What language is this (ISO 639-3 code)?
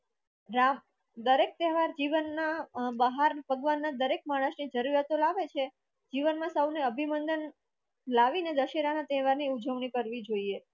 guj